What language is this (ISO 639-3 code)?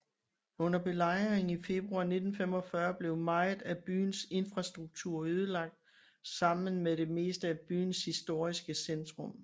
dan